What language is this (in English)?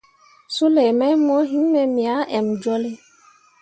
Mundang